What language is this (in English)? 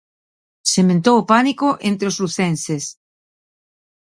Galician